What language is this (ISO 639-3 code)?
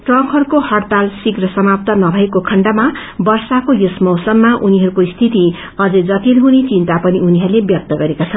nep